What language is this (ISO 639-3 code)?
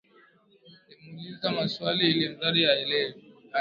swa